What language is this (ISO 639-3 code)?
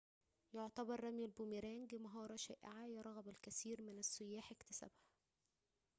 ara